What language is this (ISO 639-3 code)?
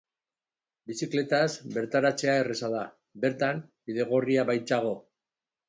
eus